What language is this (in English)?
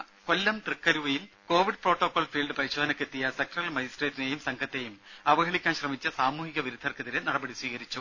Malayalam